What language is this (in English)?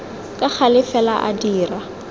Tswana